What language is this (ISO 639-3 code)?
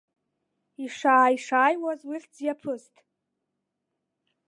abk